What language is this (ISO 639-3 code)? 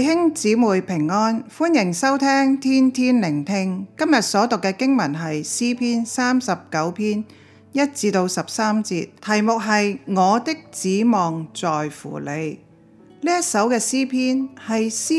zho